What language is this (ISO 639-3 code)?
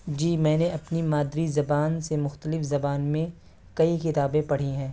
urd